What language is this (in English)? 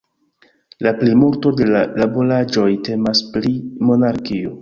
Esperanto